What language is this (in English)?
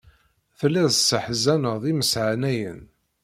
Kabyle